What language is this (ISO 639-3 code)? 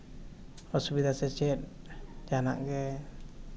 sat